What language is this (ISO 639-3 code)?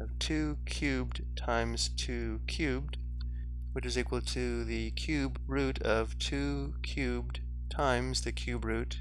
eng